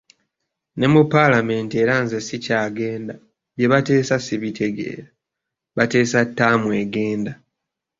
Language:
Ganda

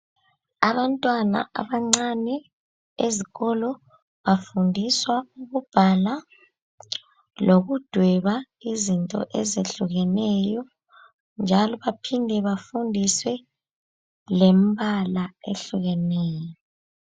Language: North Ndebele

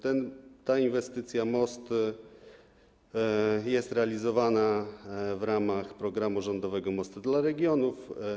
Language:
Polish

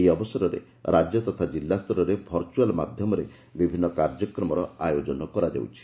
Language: Odia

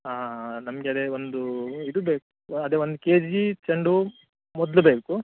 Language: Kannada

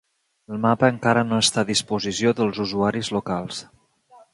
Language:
Catalan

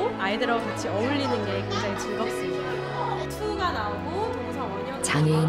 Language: Korean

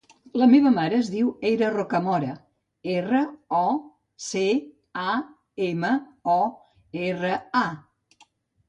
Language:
Catalan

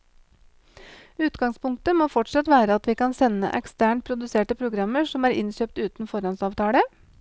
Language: Norwegian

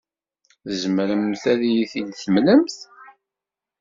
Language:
Kabyle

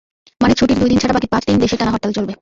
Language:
Bangla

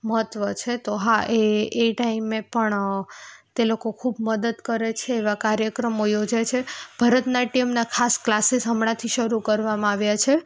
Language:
Gujarati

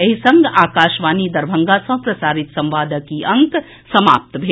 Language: Maithili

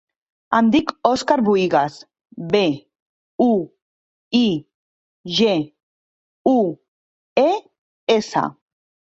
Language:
Catalan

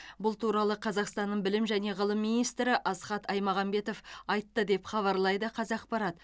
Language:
Kazakh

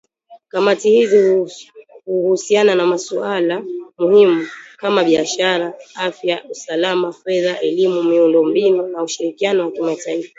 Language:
Swahili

